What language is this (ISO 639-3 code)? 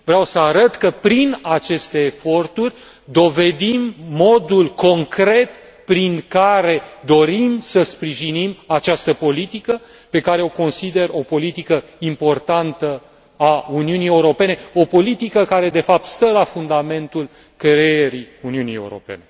ron